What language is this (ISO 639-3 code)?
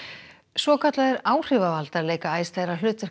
isl